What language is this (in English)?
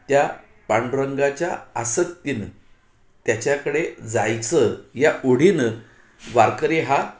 Marathi